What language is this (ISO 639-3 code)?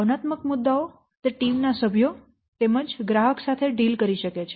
guj